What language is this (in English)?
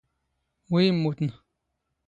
Standard Moroccan Tamazight